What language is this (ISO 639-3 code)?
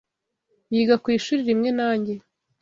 kin